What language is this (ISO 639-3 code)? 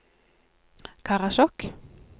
nor